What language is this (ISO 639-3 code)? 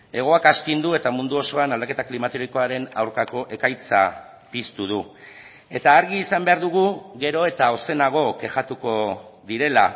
eus